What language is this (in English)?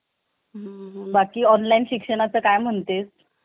Marathi